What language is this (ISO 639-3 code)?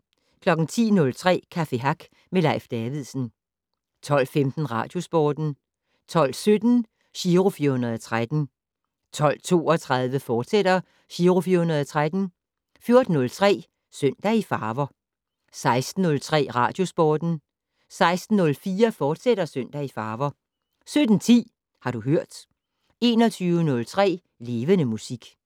dan